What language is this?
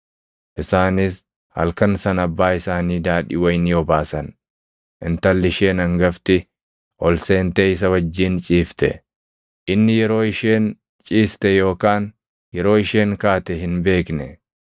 Oromo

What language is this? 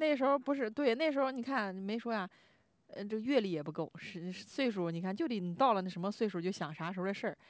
Chinese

